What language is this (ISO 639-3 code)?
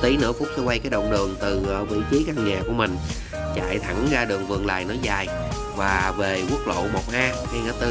vie